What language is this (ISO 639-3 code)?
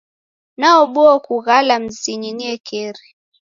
dav